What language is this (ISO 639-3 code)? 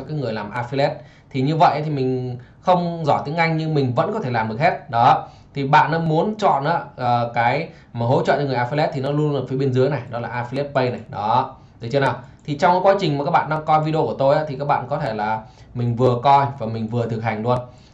vie